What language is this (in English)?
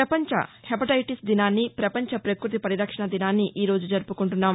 Telugu